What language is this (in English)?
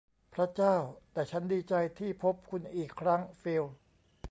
Thai